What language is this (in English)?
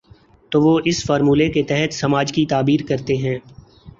Urdu